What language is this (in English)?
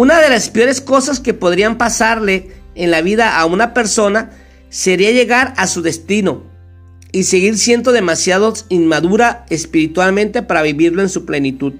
Spanish